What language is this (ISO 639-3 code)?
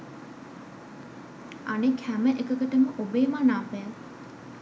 sin